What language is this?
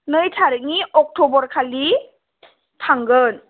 Bodo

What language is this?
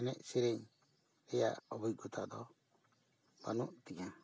Santali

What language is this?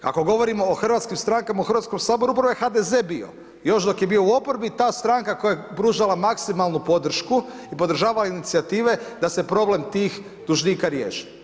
Croatian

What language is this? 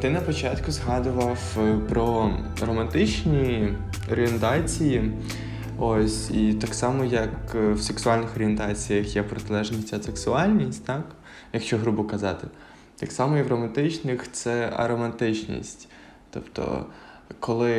Ukrainian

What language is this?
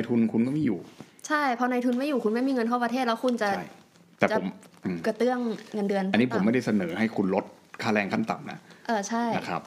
Thai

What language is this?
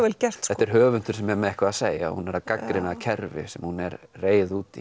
Icelandic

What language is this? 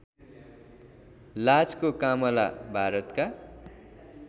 Nepali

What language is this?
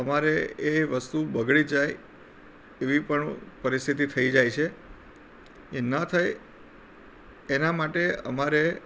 Gujarati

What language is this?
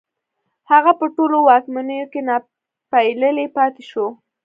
Pashto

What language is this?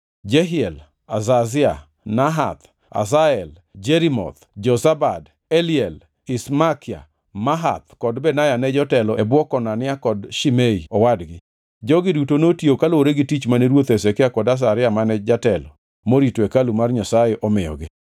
Luo (Kenya and Tanzania)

